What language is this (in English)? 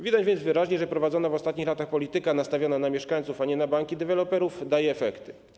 Polish